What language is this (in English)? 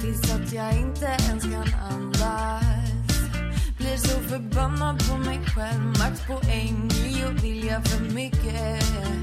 Swedish